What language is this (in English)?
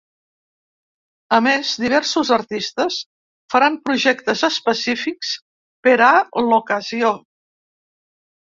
Catalan